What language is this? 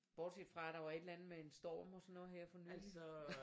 Danish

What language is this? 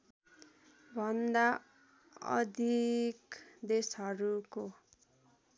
Nepali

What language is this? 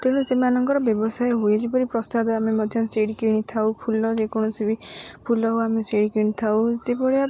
Odia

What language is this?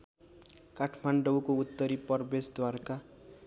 Nepali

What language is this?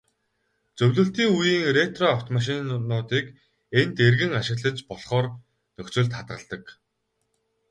Mongolian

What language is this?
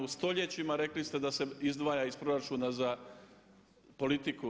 Croatian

